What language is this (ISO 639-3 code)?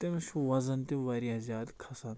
kas